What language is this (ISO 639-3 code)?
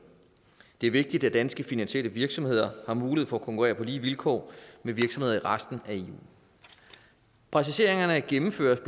dan